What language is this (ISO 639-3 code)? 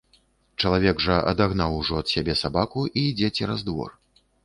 bel